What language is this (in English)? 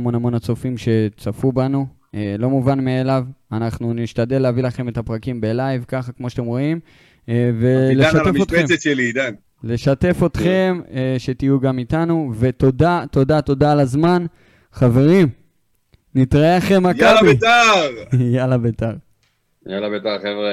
Hebrew